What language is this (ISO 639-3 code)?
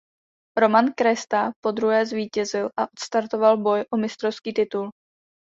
ces